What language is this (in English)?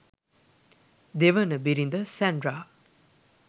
Sinhala